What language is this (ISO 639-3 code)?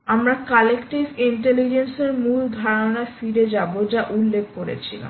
ben